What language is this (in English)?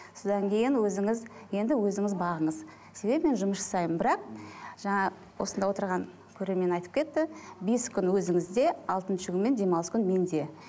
Kazakh